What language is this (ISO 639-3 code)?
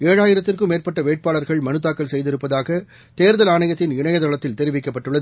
tam